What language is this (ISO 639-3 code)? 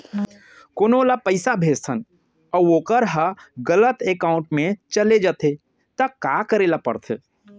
hne